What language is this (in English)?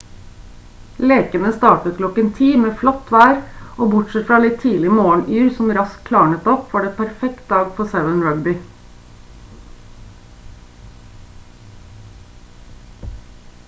Norwegian Bokmål